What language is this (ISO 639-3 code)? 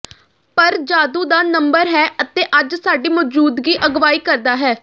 pan